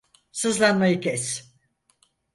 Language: Turkish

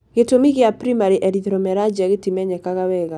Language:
Kikuyu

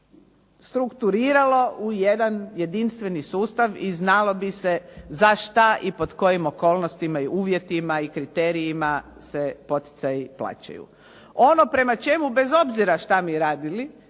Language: Croatian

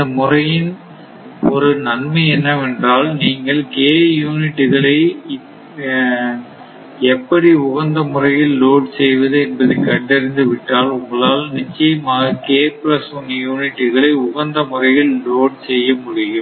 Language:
Tamil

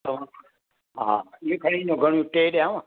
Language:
Sindhi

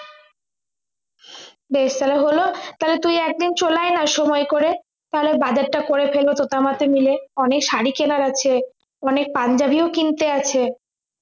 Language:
Bangla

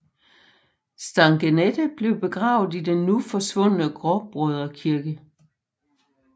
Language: Danish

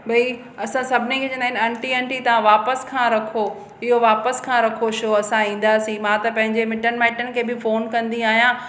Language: Sindhi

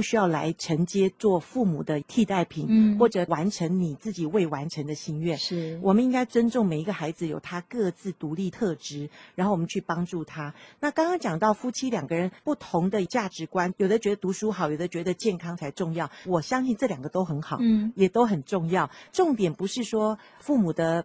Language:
Chinese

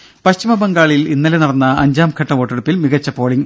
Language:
Malayalam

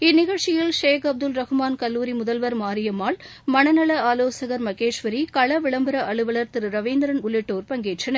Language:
Tamil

